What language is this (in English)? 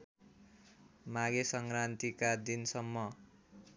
Nepali